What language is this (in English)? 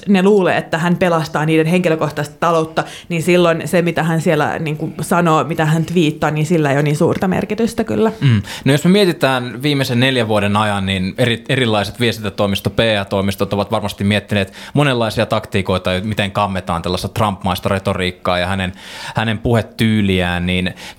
Finnish